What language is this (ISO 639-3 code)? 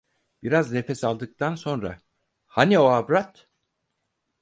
tur